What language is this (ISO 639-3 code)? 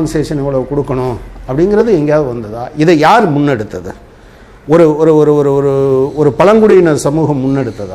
tam